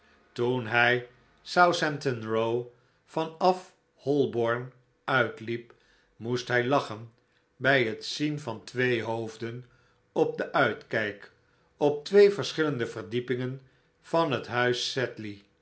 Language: Dutch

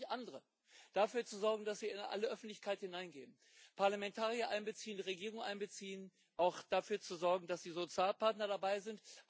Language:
German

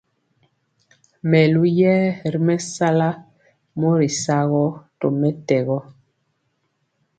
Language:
Mpiemo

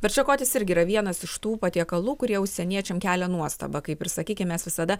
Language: Lithuanian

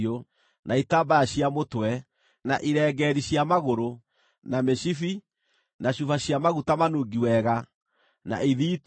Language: Kikuyu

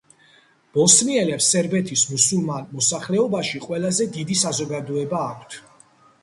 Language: Georgian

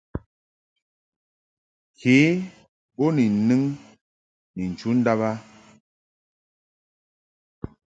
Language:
Mungaka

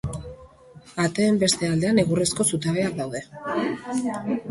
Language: Basque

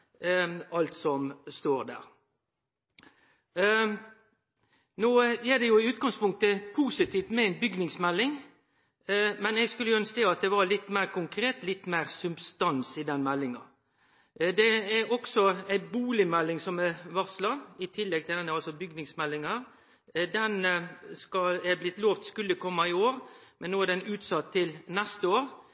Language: Norwegian Nynorsk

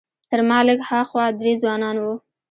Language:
Pashto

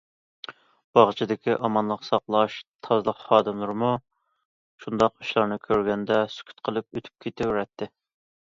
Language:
Uyghur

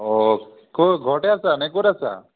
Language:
Assamese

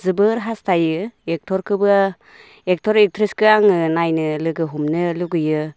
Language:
Bodo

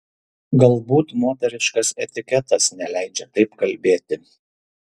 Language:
Lithuanian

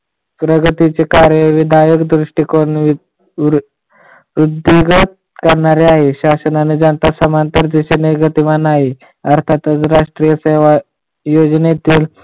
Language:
Marathi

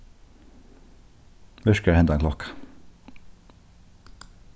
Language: Faroese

